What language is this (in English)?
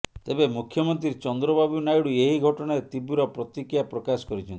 Odia